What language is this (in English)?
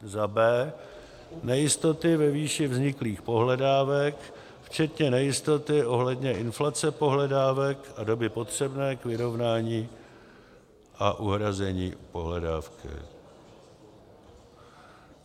Czech